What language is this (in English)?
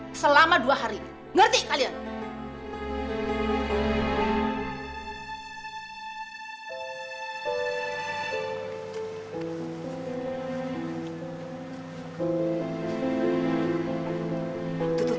Indonesian